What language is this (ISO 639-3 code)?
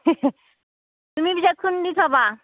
asm